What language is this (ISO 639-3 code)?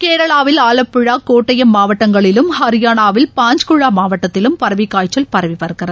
tam